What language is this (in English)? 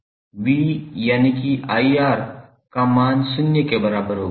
Hindi